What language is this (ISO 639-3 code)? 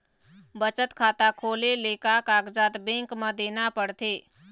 hne